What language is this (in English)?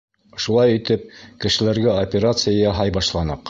Bashkir